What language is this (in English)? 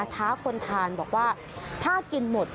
Thai